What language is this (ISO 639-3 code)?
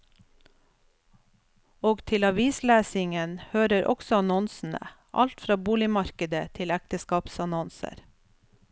nor